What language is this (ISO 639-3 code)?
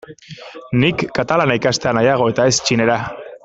eus